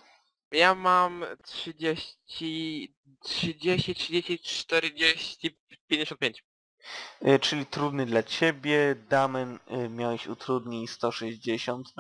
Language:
Polish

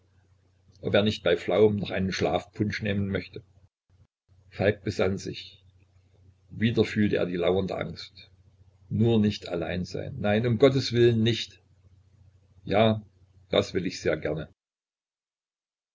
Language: German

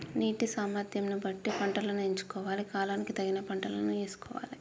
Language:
Telugu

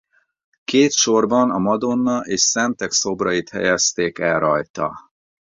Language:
Hungarian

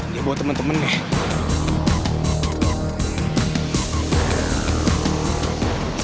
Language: Indonesian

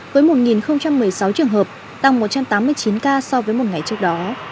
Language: Vietnamese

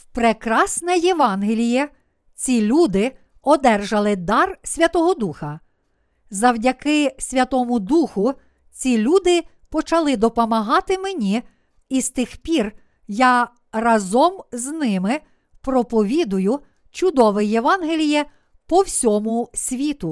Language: Ukrainian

